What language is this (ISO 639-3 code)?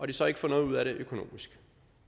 dan